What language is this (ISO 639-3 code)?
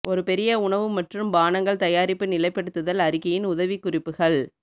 tam